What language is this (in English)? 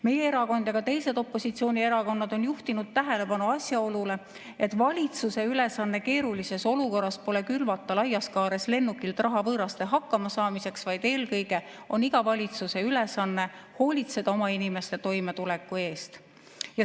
Estonian